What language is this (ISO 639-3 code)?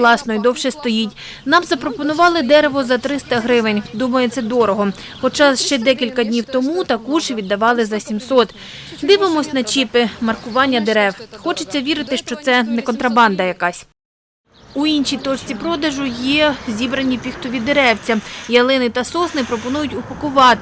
ukr